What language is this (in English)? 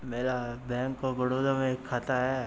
Hindi